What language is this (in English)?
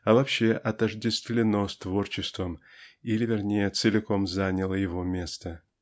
Russian